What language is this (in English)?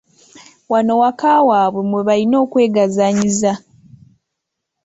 Ganda